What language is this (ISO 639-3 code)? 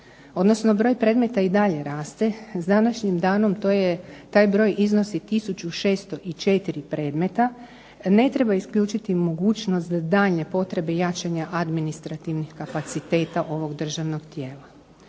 hrv